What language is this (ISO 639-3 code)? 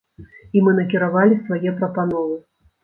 bel